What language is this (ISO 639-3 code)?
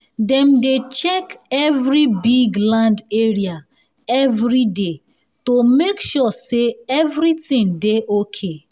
pcm